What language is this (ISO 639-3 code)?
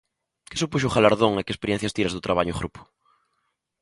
glg